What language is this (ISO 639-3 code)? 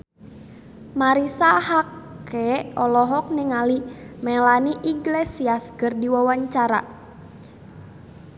sun